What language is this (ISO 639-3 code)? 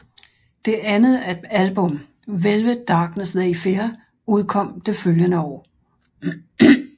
dan